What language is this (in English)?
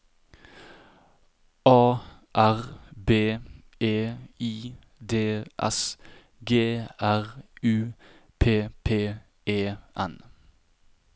Norwegian